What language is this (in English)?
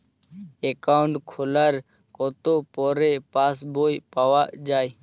Bangla